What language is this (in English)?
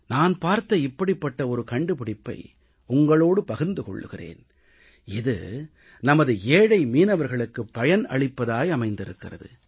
Tamil